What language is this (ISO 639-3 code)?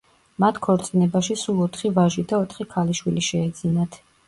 kat